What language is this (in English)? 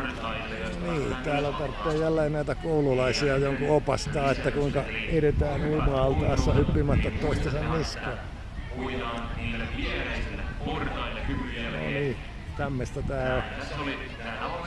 Finnish